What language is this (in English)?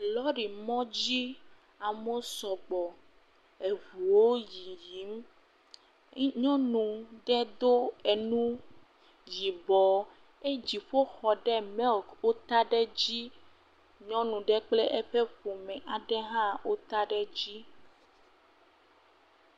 Ewe